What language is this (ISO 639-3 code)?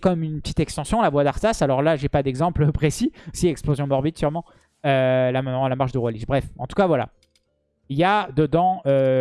fra